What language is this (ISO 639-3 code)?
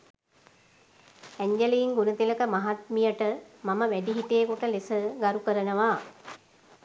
sin